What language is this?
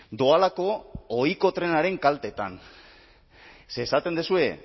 Basque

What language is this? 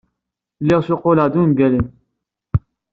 Kabyle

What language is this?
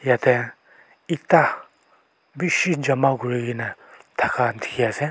Naga Pidgin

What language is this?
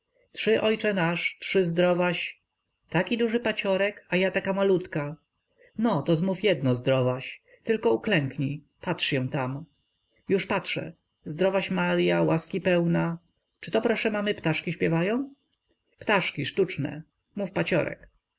Polish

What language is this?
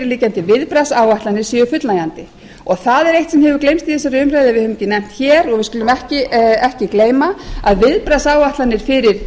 Icelandic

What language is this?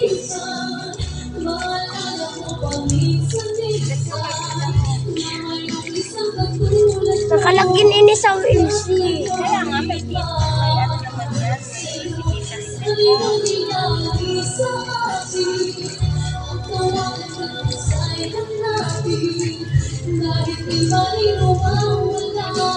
Filipino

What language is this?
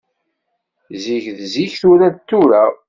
Kabyle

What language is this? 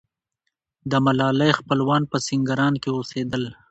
Pashto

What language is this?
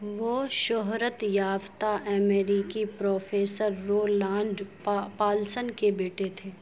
Urdu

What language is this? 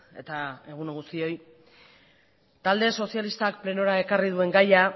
Basque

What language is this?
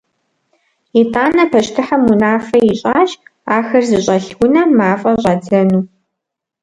Kabardian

